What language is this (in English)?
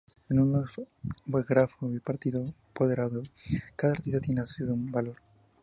Spanish